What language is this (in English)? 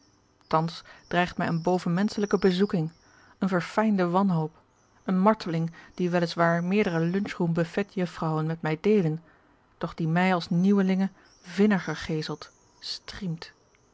Dutch